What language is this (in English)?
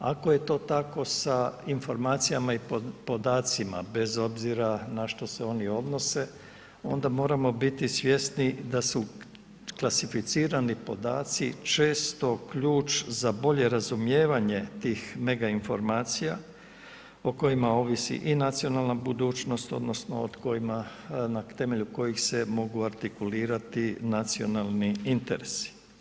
Croatian